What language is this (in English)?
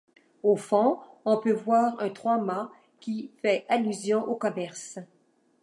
French